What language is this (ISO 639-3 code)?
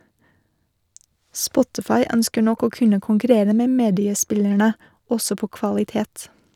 nor